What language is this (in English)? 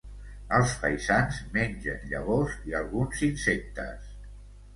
Catalan